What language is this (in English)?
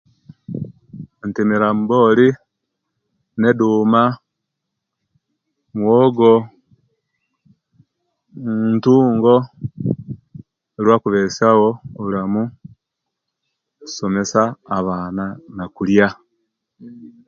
Kenyi